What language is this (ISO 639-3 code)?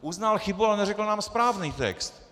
ces